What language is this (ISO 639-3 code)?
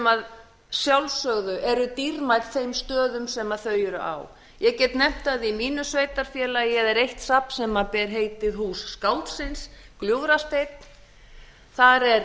isl